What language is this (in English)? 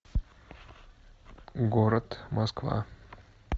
Russian